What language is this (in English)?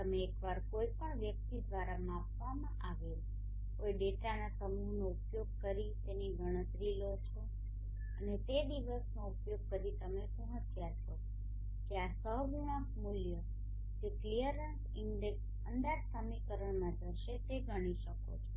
Gujarati